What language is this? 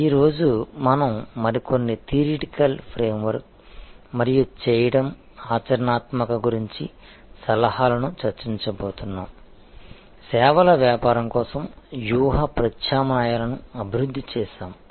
Telugu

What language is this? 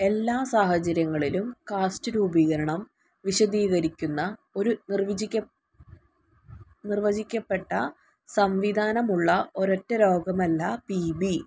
Malayalam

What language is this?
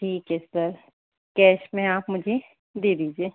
Hindi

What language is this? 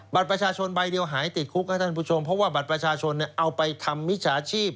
Thai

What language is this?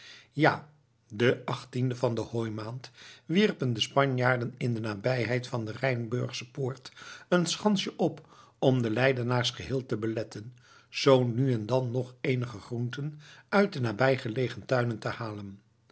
Dutch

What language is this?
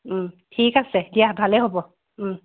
Assamese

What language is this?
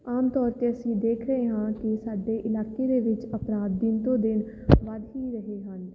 Punjabi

